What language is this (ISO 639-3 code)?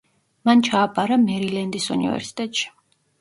kat